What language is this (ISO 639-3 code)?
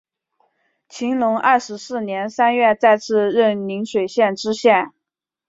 zho